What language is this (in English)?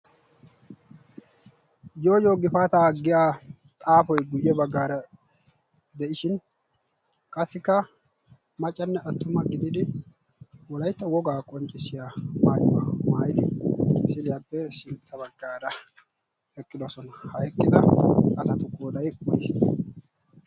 Wolaytta